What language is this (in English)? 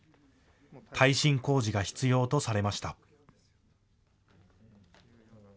Japanese